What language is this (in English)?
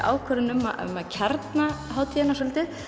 Icelandic